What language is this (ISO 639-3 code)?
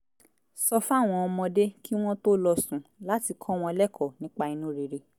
yor